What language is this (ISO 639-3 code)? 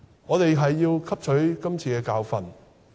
yue